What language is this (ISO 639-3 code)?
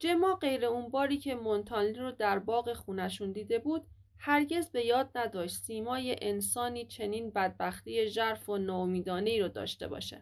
fas